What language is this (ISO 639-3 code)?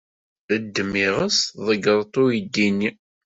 kab